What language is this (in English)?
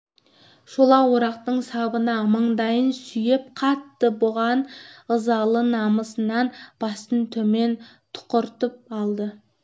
Kazakh